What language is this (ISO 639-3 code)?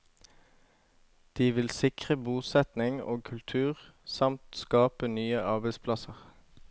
nor